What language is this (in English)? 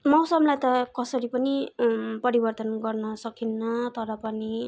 Nepali